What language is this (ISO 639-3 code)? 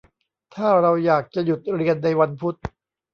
tha